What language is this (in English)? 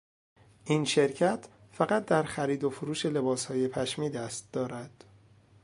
Persian